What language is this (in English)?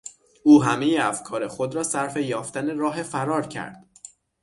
Persian